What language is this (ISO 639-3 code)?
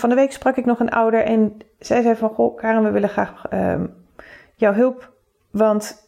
nld